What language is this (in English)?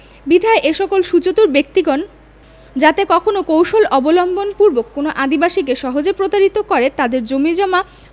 Bangla